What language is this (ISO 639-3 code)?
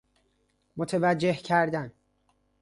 fas